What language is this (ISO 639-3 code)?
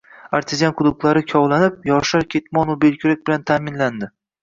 uzb